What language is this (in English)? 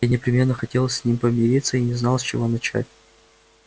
Russian